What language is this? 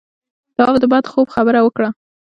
Pashto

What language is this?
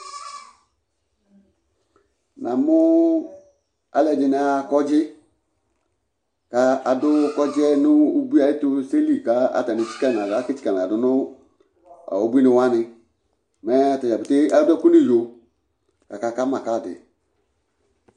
Ikposo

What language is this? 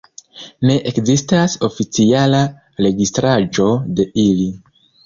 Esperanto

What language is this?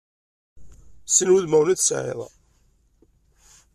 Kabyle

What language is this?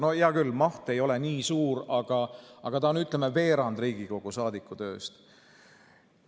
Estonian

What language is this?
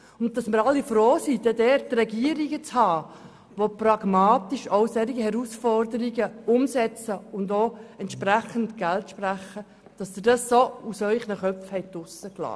Swiss German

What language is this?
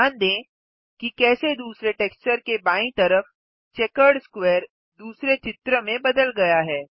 Hindi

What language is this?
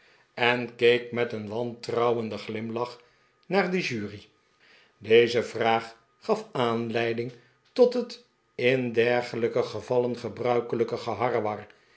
Dutch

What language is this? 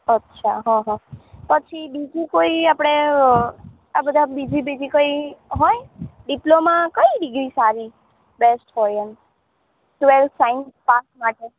Gujarati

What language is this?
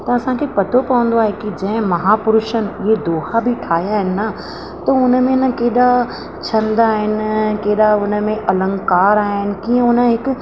Sindhi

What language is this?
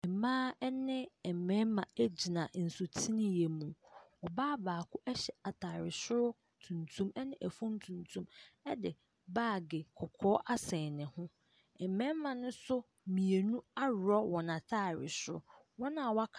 Akan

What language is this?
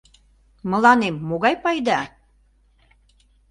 Mari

